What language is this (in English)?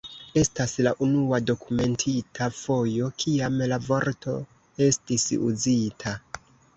Esperanto